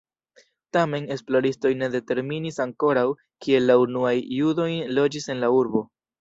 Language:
Esperanto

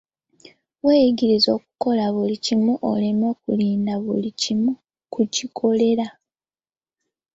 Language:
Ganda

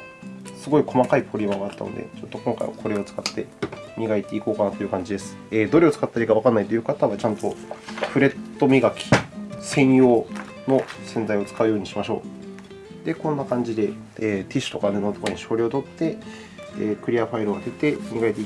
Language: Japanese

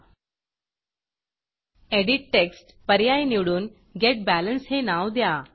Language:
Marathi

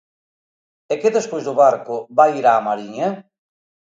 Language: Galician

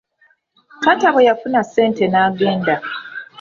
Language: Ganda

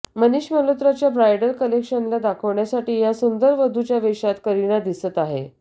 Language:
Marathi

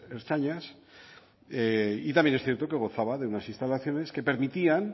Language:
Spanish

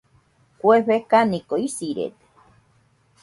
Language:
Nüpode Huitoto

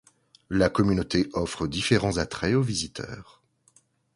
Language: French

